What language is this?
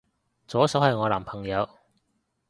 Cantonese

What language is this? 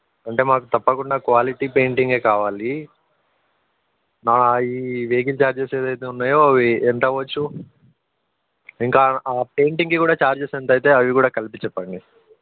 Telugu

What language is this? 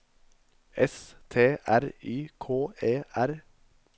Norwegian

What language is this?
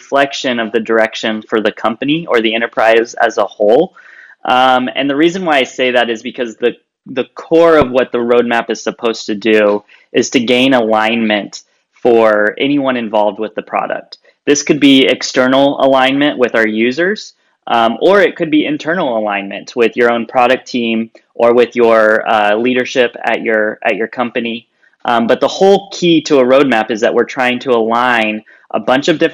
English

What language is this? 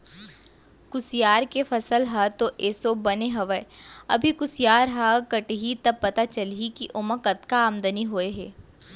Chhattisgarhi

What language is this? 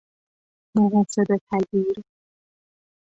Persian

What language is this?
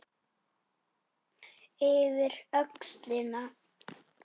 Icelandic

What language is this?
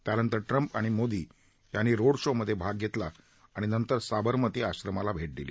Marathi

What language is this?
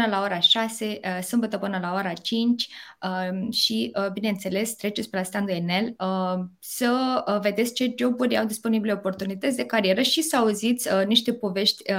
Romanian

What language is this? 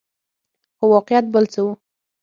Pashto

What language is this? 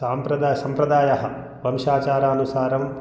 Sanskrit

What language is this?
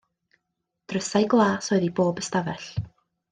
Welsh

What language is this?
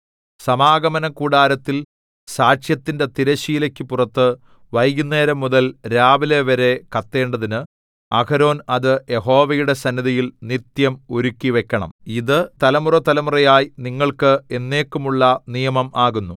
Malayalam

